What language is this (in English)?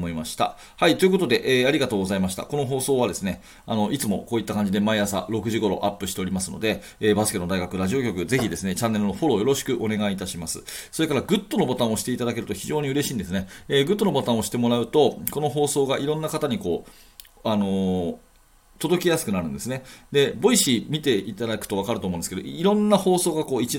Japanese